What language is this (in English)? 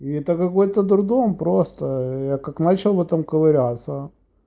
Russian